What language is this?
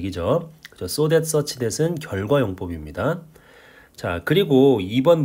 Korean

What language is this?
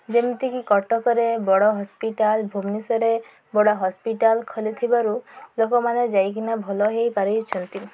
Odia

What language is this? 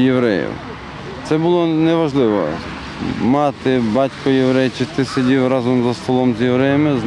Ukrainian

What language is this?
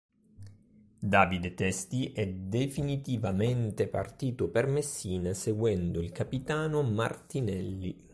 Italian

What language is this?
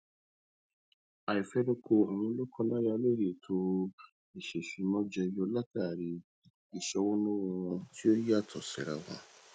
Yoruba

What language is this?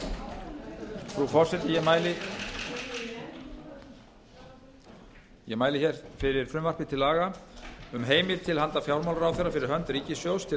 Icelandic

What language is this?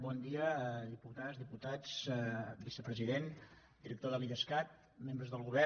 Catalan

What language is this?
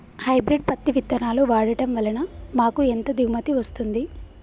Telugu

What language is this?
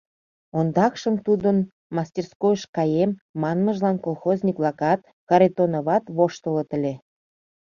Mari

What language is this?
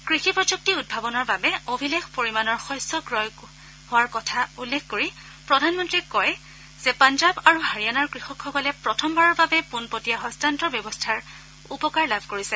Assamese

